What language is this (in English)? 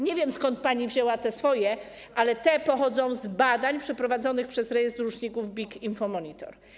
Polish